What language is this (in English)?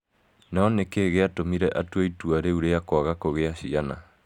Kikuyu